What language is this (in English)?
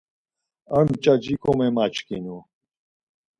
Laz